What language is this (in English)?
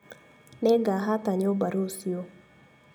Kikuyu